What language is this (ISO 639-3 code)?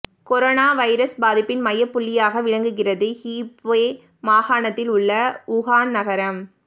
tam